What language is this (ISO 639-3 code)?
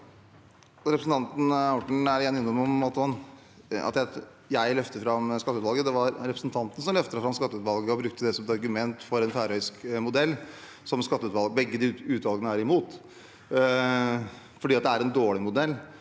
nor